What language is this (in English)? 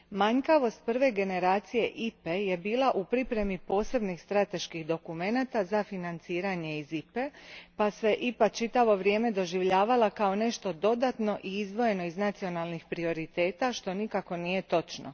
Croatian